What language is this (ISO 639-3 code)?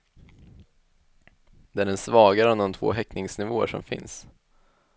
swe